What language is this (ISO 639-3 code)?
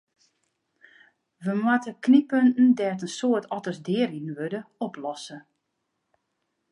fry